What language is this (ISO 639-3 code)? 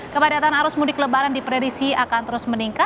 ind